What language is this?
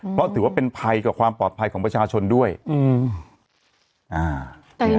Thai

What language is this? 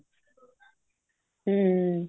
Punjabi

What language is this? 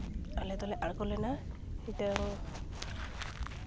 Santali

